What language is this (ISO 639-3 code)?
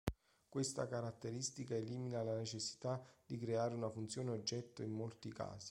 ita